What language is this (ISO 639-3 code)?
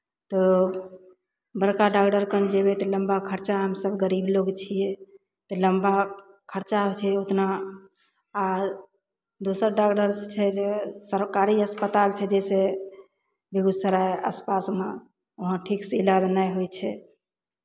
mai